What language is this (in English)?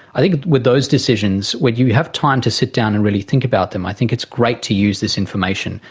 English